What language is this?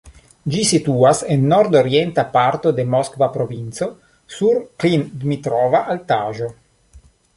Esperanto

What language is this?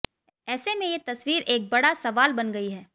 Hindi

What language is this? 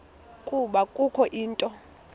Xhosa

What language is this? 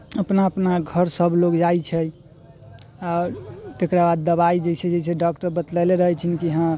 Maithili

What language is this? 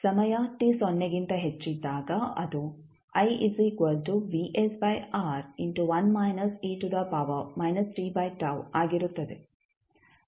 Kannada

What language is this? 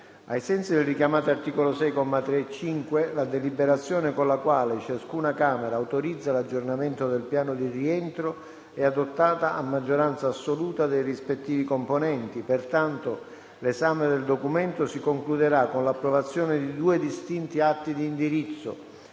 Italian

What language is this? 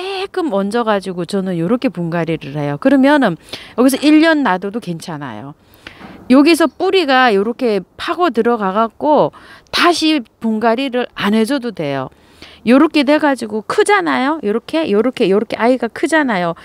Korean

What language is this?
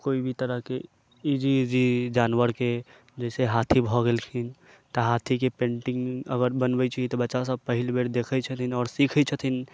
Maithili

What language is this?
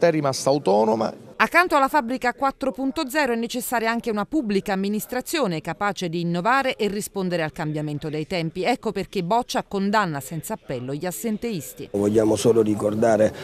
Italian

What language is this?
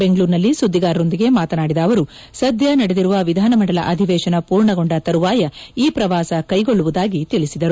Kannada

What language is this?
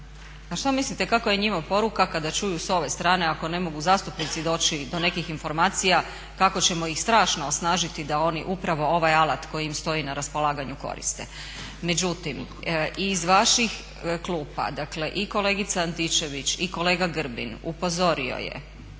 Croatian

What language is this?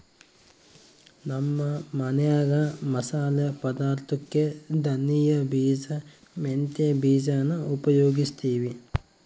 Kannada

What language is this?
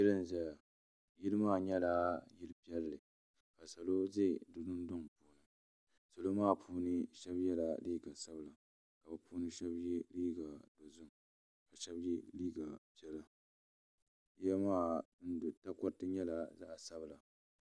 Dagbani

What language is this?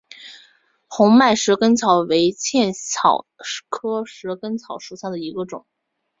Chinese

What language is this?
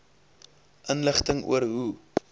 Afrikaans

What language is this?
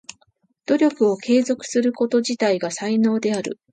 Japanese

